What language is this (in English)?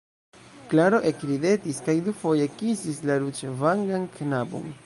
Esperanto